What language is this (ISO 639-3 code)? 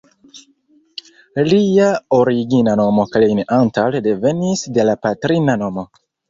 epo